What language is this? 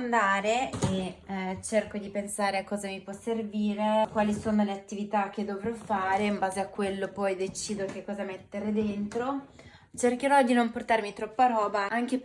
Italian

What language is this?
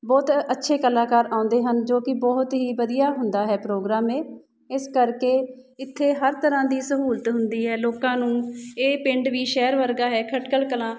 Punjabi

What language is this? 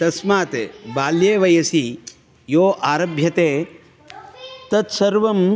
Sanskrit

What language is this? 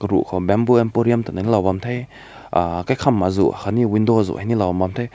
Rongmei Naga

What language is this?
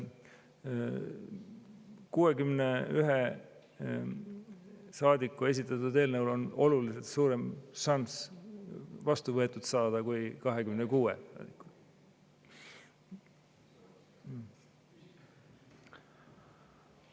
Estonian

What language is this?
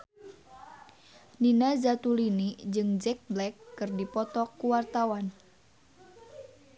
Sundanese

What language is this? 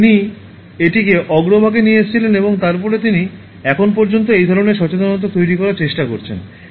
Bangla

